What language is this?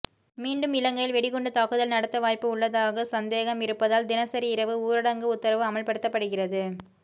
Tamil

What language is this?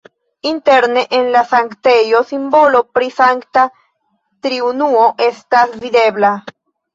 Esperanto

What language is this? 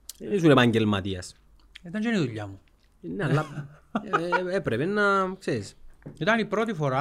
Greek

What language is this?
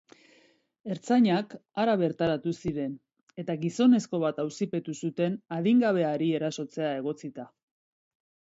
Basque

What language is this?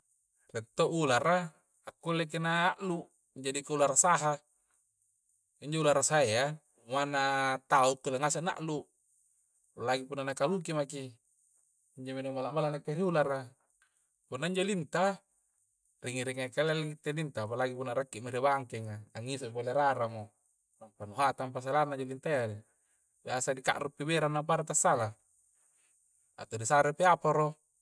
Coastal Konjo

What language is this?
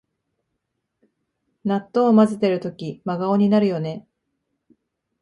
Japanese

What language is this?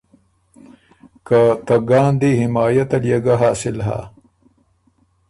Ormuri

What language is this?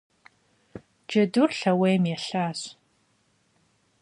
Kabardian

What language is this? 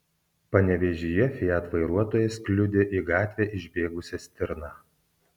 Lithuanian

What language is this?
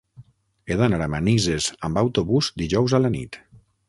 Catalan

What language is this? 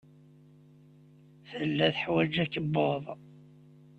Kabyle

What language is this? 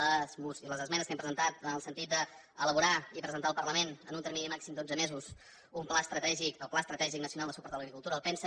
Catalan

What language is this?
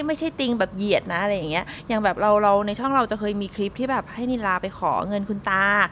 Thai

